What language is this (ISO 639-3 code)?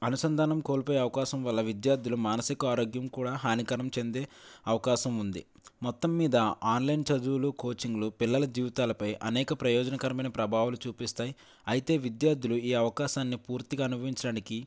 tel